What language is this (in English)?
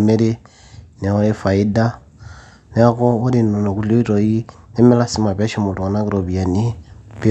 Masai